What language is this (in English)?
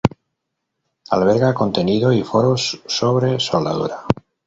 Spanish